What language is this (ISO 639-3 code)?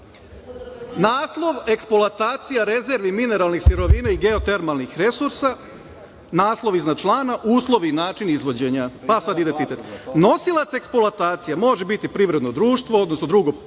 srp